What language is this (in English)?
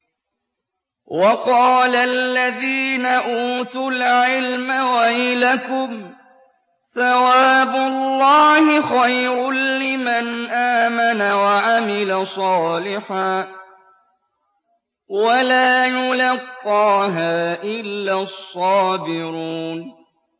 Arabic